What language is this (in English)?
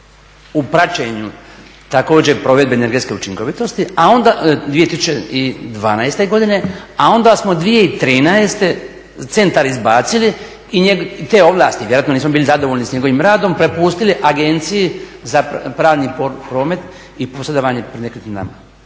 Croatian